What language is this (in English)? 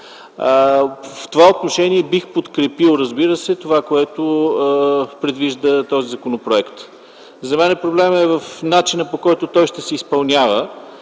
Bulgarian